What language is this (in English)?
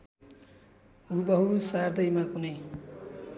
Nepali